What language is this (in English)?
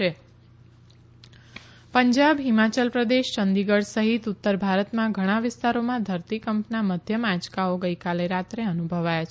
Gujarati